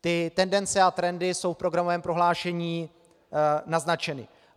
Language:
Czech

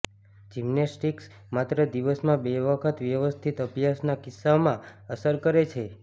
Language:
Gujarati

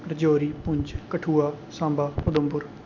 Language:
Dogri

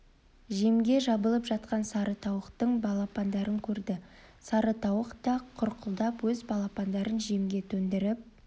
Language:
Kazakh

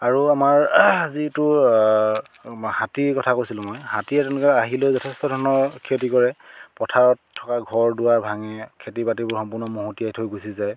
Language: Assamese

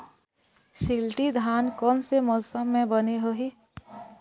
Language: Chhattisgarhi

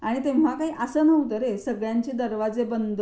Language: Marathi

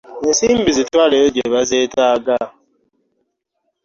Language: Ganda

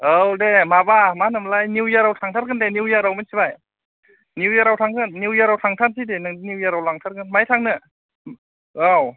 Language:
Bodo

